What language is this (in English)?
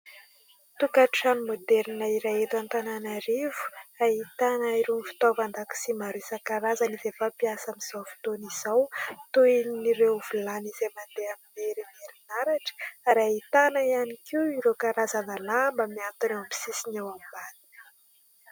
Malagasy